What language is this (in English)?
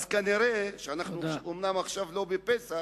Hebrew